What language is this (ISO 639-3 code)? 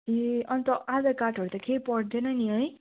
nep